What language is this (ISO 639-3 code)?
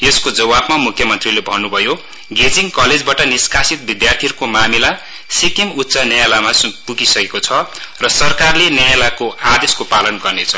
nep